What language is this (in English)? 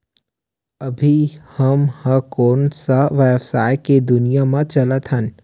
Chhattisgarhi